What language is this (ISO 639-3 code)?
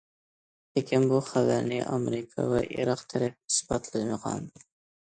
uig